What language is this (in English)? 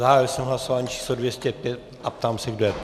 Czech